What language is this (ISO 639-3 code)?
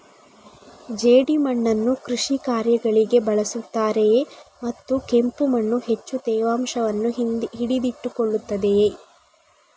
kan